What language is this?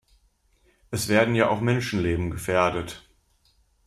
German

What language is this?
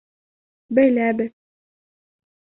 Bashkir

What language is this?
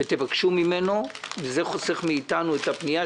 Hebrew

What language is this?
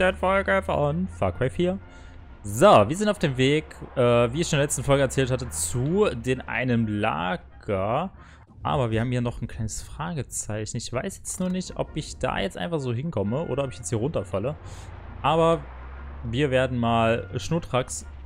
German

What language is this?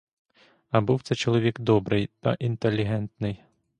Ukrainian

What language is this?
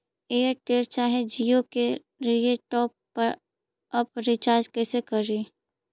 Magahi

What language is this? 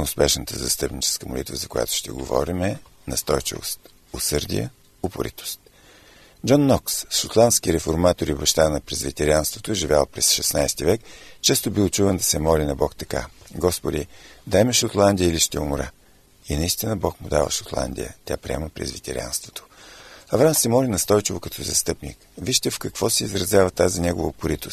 Bulgarian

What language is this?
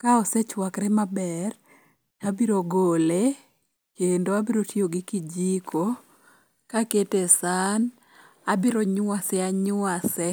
Luo (Kenya and Tanzania)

